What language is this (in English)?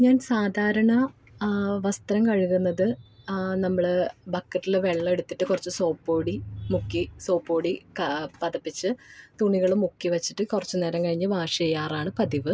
Malayalam